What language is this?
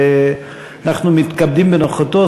Hebrew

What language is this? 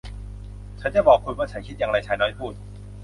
Thai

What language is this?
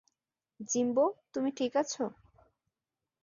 Bangla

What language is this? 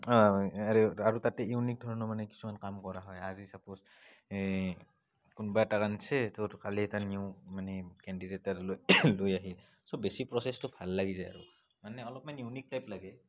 Assamese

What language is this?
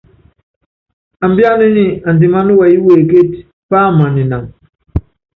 Yangben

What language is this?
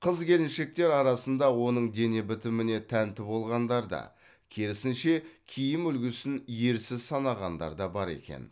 Kazakh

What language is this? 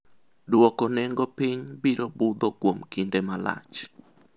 Luo (Kenya and Tanzania)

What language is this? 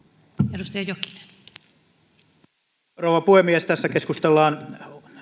Finnish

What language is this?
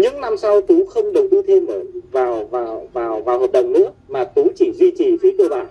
Vietnamese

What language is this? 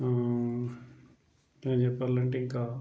Telugu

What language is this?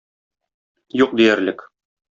Tatar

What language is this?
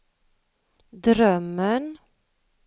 Swedish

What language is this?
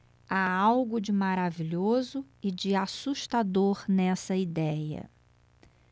Portuguese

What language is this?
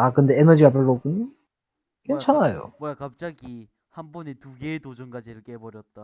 Korean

